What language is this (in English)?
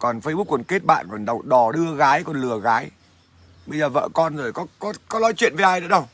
Vietnamese